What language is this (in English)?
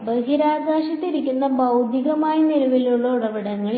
Malayalam